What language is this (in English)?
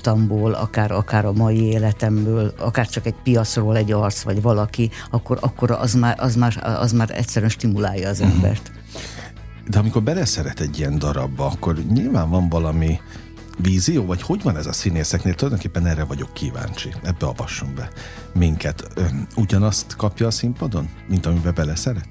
Hungarian